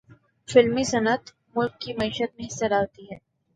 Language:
Urdu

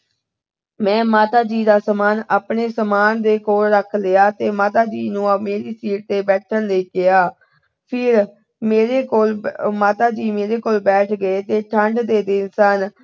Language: Punjabi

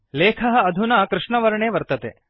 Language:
Sanskrit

